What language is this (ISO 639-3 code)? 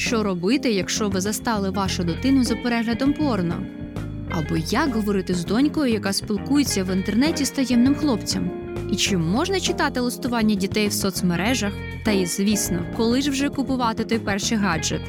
ukr